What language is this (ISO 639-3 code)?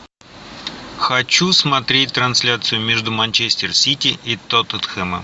rus